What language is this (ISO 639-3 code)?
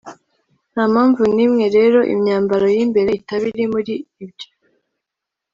kin